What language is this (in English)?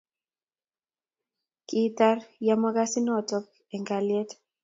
Kalenjin